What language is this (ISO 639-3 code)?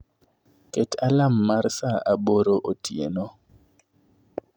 luo